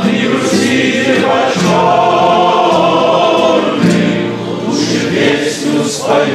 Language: Romanian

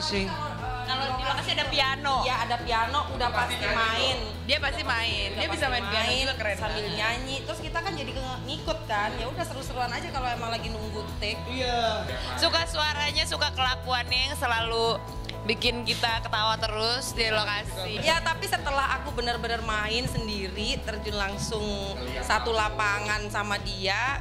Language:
Indonesian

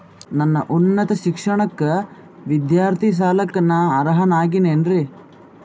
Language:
Kannada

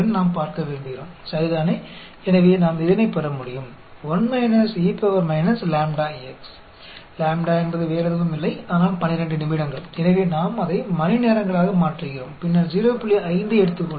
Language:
Hindi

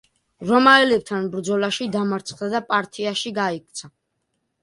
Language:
Georgian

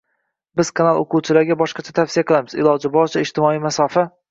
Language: Uzbek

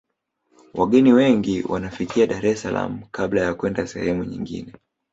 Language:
Swahili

